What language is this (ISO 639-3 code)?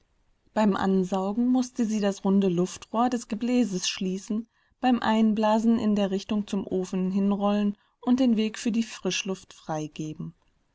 deu